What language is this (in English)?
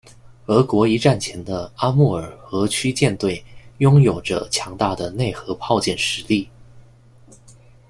Chinese